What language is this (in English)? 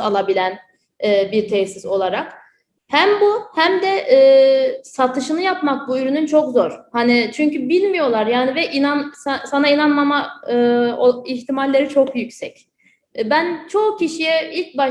Turkish